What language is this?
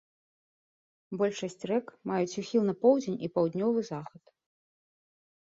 Belarusian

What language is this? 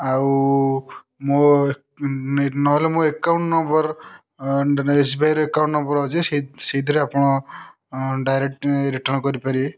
Odia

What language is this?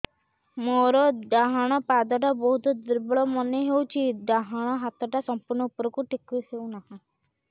Odia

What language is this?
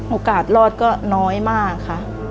Thai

